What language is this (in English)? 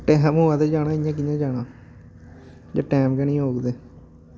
Dogri